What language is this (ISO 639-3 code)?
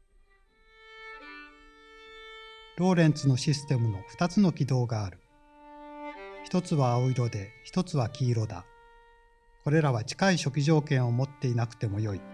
jpn